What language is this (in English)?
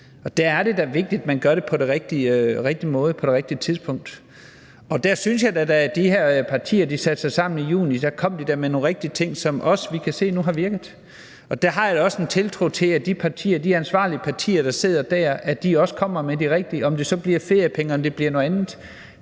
Danish